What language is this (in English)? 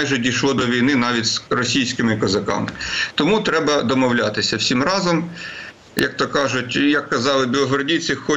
Ukrainian